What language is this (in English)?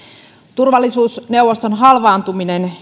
Finnish